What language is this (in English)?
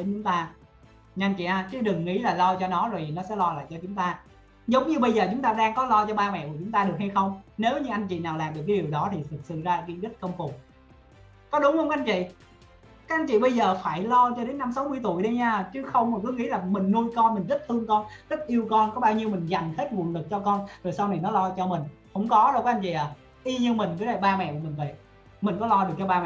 Vietnamese